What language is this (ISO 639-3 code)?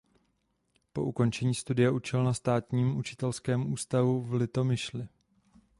ces